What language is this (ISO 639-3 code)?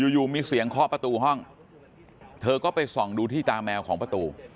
tha